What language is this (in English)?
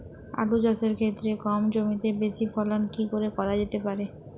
Bangla